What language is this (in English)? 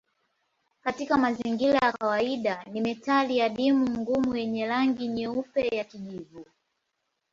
Swahili